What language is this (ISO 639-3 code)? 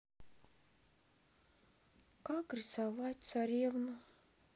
rus